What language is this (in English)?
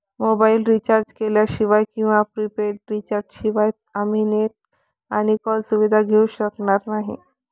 Marathi